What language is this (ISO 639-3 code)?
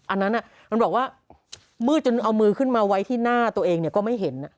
tha